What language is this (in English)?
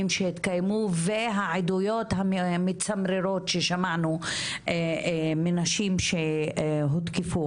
Hebrew